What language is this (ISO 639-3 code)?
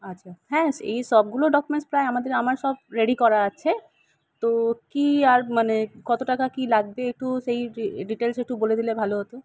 ben